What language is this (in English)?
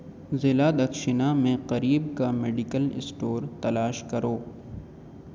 Urdu